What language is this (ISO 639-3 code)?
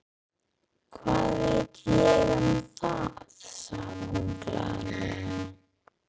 isl